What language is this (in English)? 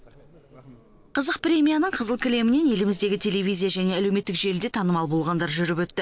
Kazakh